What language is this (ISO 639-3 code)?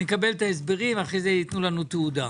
heb